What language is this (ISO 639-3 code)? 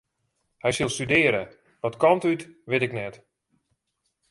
fry